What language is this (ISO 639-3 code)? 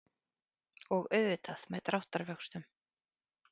isl